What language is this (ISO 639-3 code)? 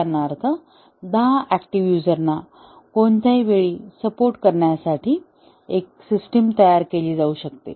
mar